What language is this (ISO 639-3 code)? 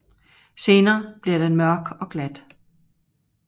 dan